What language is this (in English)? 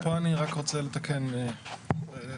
Hebrew